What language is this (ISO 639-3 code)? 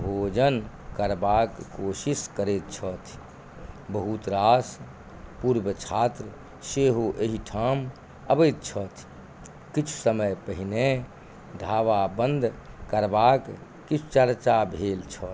mai